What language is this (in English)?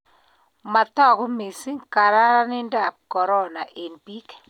Kalenjin